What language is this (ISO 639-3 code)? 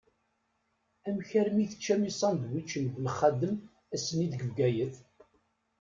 kab